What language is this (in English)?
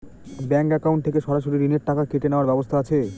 Bangla